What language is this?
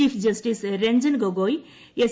Malayalam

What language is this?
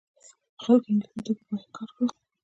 Pashto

